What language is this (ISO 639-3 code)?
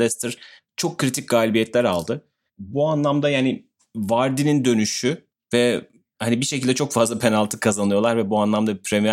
tur